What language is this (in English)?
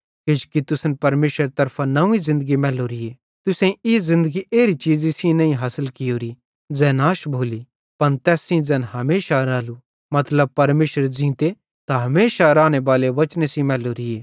Bhadrawahi